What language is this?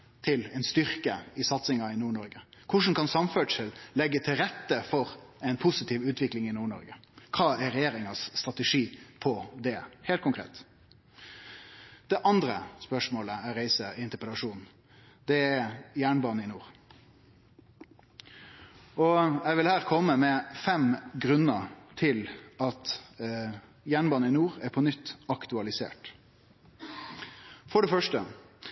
Norwegian Nynorsk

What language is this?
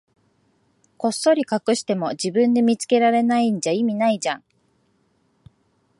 Japanese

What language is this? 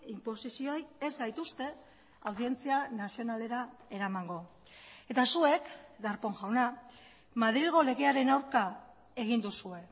Basque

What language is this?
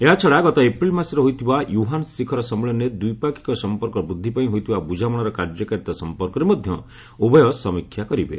Odia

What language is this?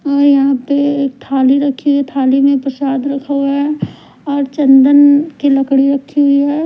Hindi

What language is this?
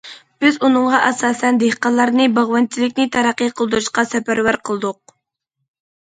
Uyghur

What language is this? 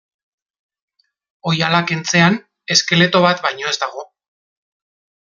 Basque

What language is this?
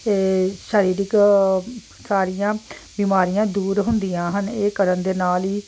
Punjabi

